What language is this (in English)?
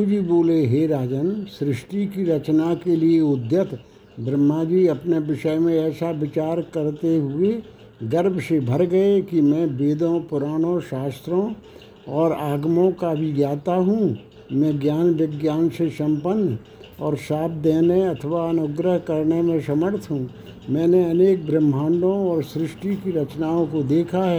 Hindi